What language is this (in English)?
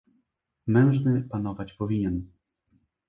Polish